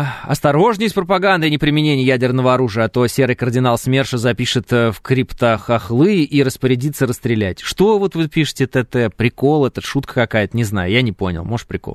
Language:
Russian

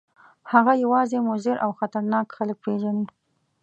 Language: Pashto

